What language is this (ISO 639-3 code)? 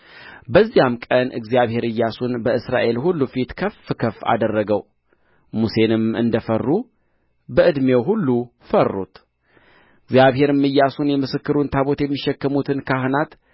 amh